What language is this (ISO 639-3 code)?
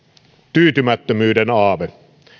fin